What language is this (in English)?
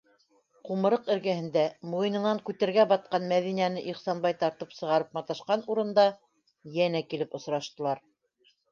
Bashkir